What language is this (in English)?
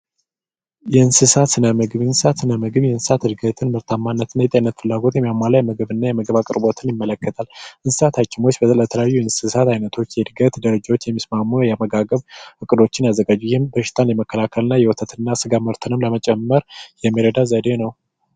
Amharic